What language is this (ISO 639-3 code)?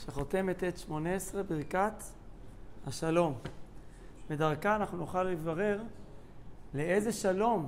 heb